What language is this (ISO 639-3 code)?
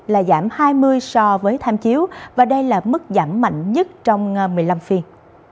vie